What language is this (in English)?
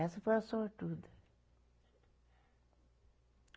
Portuguese